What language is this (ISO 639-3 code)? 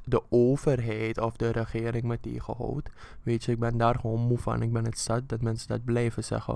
nld